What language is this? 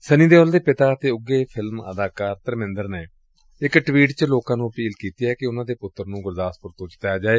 Punjabi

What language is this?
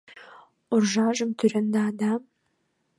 Mari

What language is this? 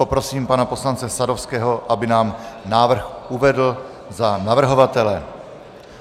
Czech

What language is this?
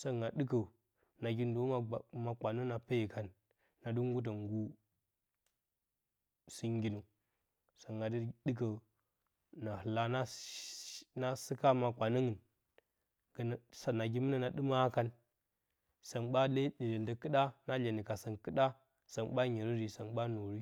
Bacama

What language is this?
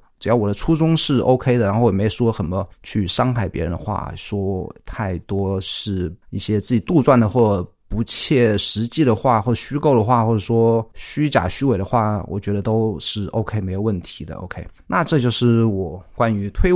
Chinese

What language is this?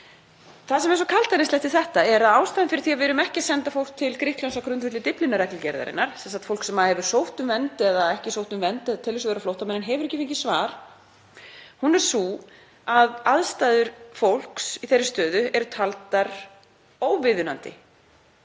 Icelandic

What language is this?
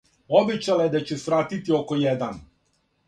Serbian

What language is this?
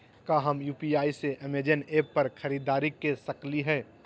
Magahi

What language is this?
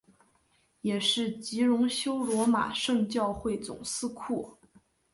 Chinese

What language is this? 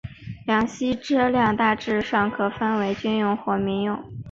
Chinese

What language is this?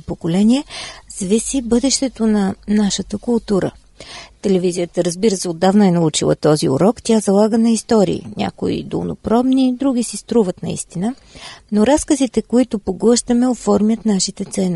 Bulgarian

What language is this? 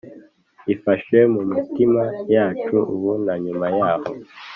Kinyarwanda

